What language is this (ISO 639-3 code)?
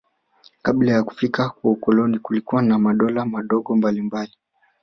swa